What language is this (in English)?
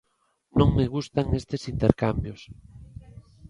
Galician